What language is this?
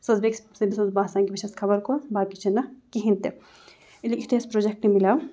Kashmiri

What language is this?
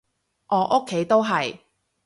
Cantonese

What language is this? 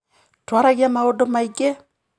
Kikuyu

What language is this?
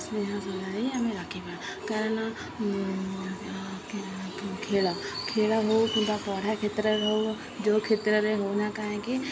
Odia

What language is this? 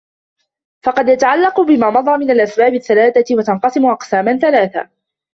Arabic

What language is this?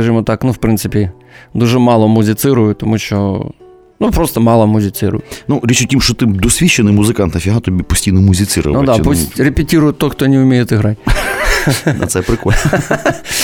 Ukrainian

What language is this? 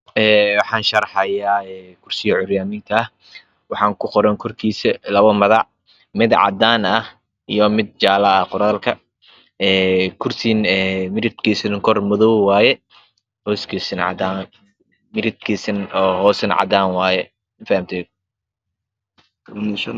Somali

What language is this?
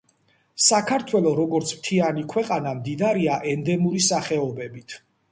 Georgian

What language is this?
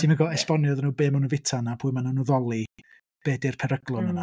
Welsh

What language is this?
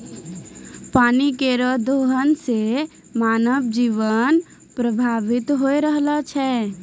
Maithili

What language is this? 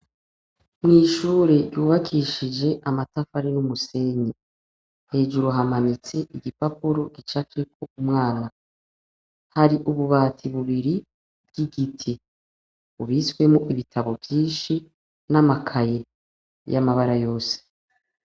Rundi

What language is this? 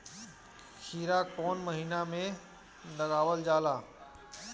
Bhojpuri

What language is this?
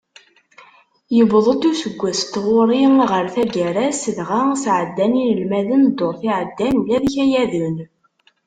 Kabyle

